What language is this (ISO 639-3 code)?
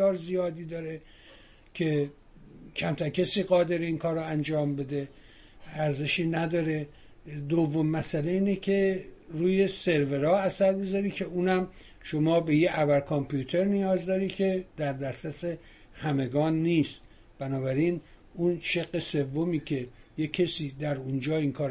fas